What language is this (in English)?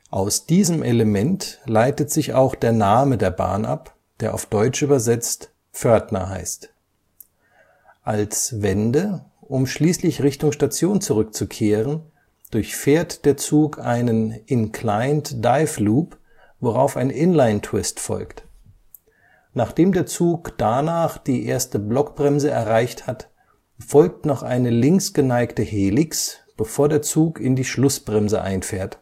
German